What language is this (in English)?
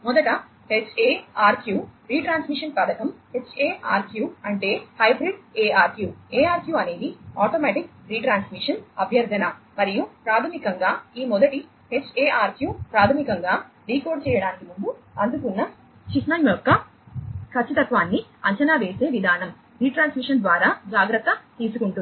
Telugu